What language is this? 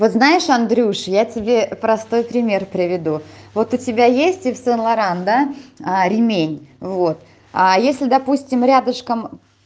Russian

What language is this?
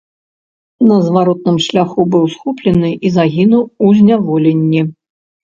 Belarusian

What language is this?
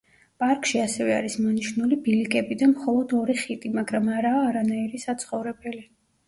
Georgian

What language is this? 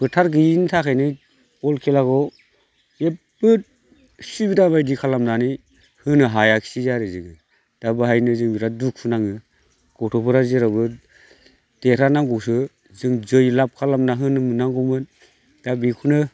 Bodo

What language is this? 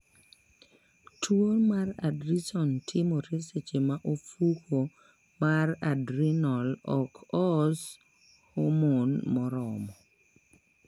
Luo (Kenya and Tanzania)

